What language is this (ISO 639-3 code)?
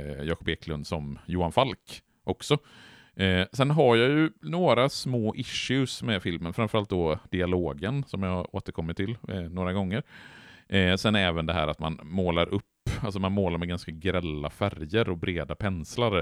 swe